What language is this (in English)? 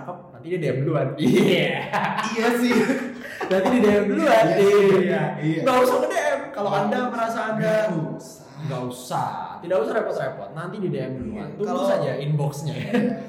Indonesian